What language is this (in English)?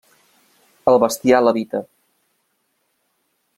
Catalan